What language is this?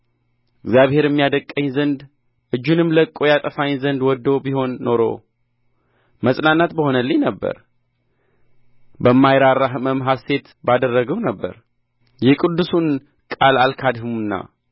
Amharic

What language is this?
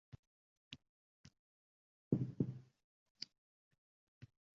Uzbek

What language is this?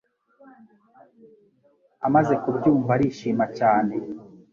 Kinyarwanda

